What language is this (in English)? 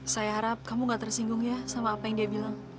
Indonesian